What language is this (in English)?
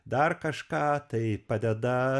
Lithuanian